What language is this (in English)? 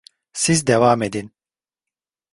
Turkish